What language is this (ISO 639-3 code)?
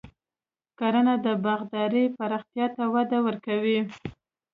pus